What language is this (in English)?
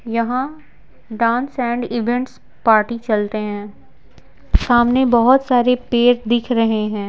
Hindi